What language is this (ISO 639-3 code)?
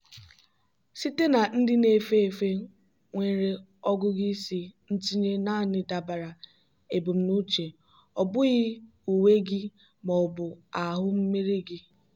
ibo